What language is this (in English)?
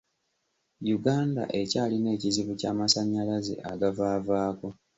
Ganda